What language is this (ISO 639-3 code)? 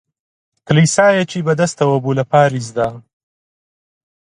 ckb